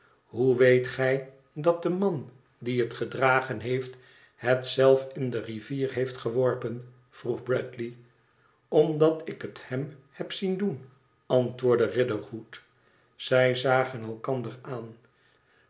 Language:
Dutch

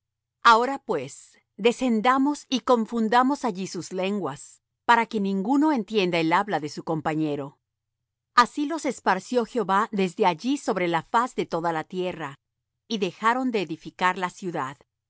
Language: Spanish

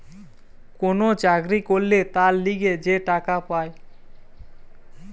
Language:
Bangla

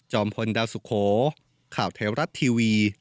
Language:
Thai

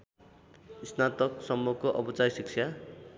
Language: Nepali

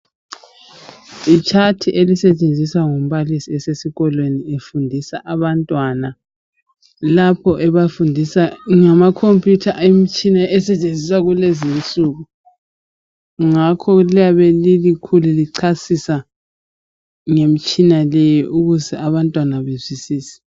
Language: North Ndebele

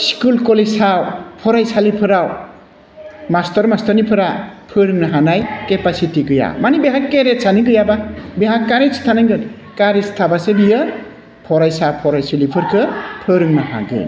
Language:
Bodo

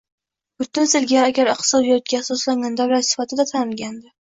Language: Uzbek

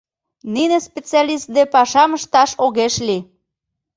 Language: Mari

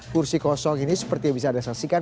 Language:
Indonesian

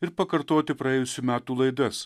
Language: Lithuanian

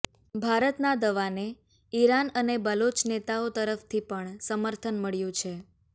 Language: Gujarati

